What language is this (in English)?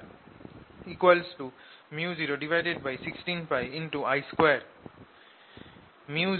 Bangla